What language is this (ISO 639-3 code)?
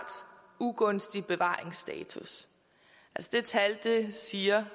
dan